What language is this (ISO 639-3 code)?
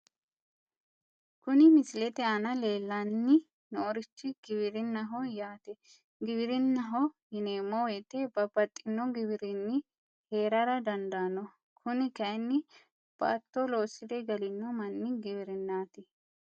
sid